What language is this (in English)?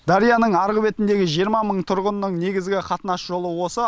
Kazakh